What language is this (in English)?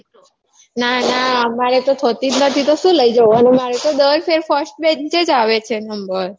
Gujarati